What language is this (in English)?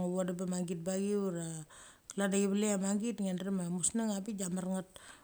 Mali